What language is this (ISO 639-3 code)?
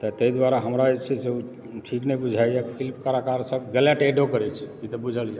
mai